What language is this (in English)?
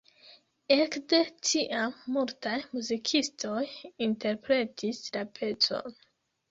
Esperanto